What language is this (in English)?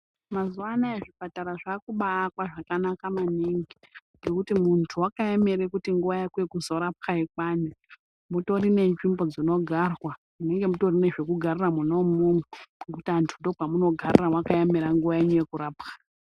Ndau